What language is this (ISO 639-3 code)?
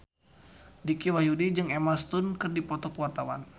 sun